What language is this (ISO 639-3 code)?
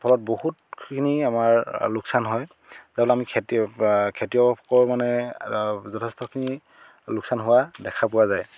asm